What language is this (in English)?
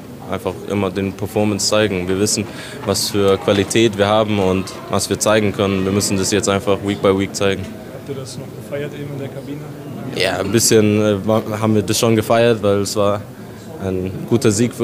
German